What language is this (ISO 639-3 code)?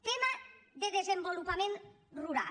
cat